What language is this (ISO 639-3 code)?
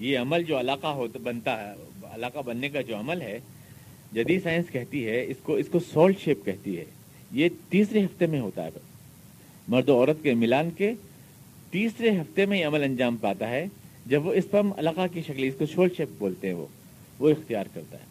urd